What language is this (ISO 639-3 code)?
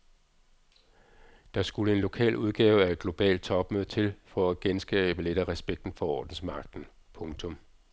dan